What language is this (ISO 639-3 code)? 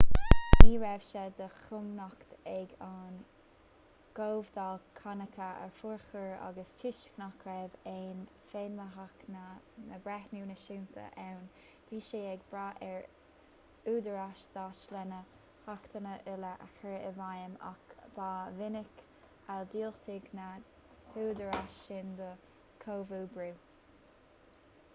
gle